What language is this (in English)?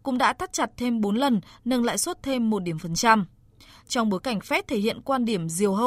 Vietnamese